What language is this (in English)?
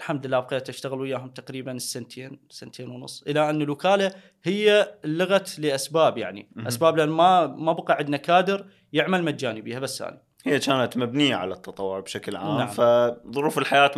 Arabic